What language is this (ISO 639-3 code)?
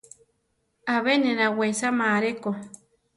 tar